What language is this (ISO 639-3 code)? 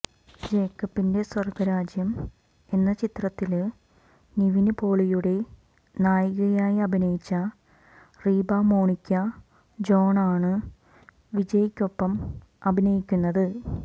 mal